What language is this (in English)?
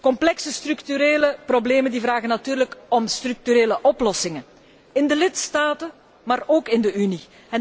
Dutch